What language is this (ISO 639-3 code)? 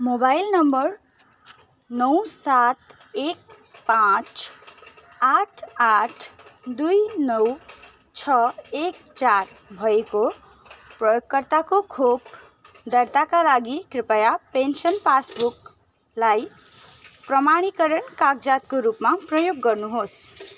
nep